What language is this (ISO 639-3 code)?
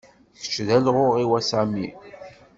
kab